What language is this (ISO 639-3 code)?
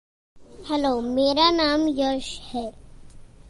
hin